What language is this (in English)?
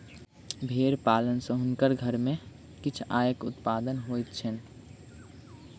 Maithili